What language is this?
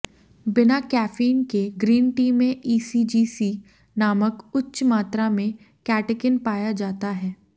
Hindi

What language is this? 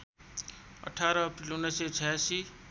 Nepali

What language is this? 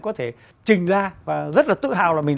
Vietnamese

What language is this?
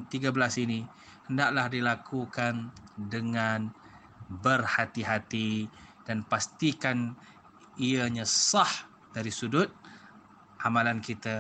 Malay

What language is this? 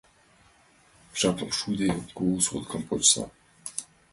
Mari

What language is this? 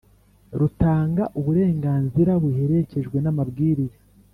Kinyarwanda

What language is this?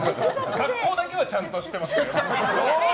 Japanese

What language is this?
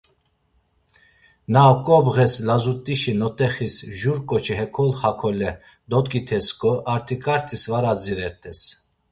Laz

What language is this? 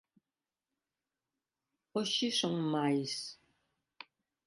Galician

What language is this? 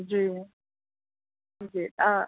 Sindhi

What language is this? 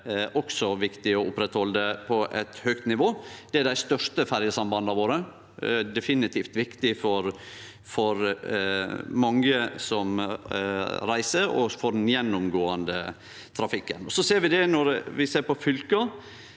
Norwegian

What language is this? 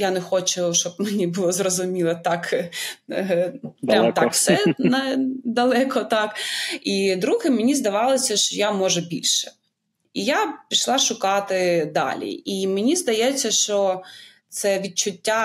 Ukrainian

